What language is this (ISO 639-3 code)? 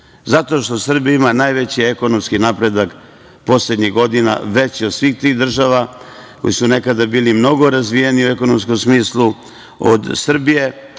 srp